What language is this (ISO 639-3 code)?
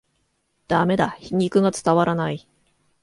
jpn